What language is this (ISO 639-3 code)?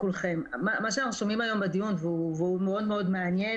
heb